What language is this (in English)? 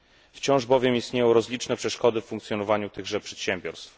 Polish